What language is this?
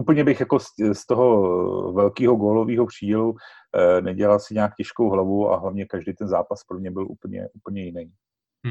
Czech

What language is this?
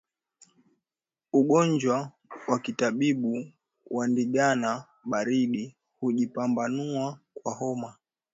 Swahili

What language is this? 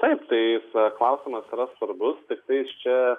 Lithuanian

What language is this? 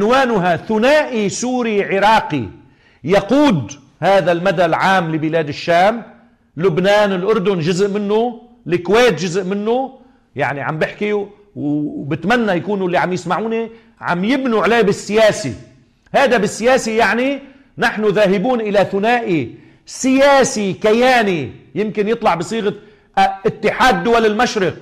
Arabic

